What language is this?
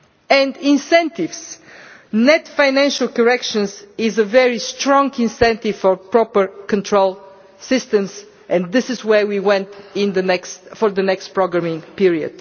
English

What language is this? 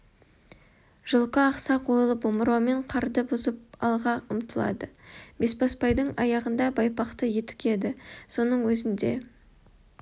Kazakh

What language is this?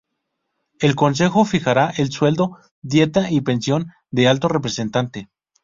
Spanish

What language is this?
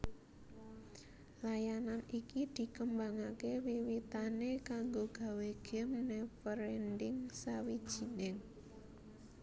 Javanese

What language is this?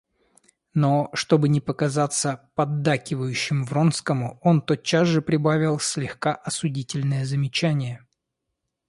Russian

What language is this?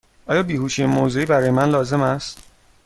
Persian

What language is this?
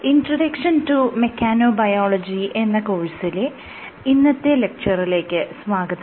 Malayalam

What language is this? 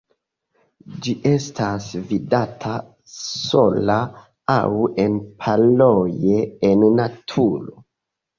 Esperanto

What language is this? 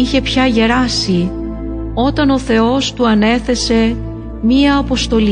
Greek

